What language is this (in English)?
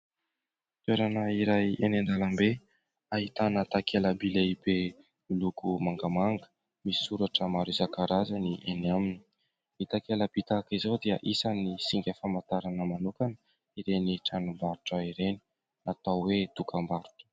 Malagasy